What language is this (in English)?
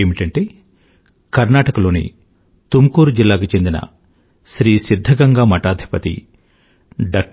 Telugu